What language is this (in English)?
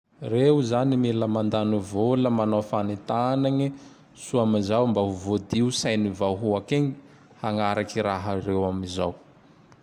Tandroy-Mahafaly Malagasy